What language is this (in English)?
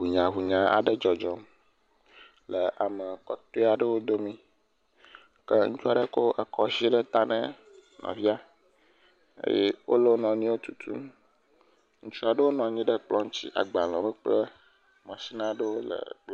Ewe